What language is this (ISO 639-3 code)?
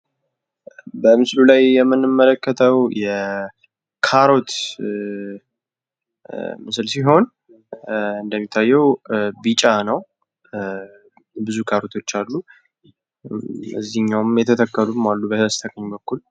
amh